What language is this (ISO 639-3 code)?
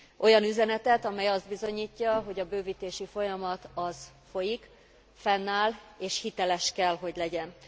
hun